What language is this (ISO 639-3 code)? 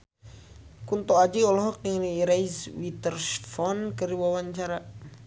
sun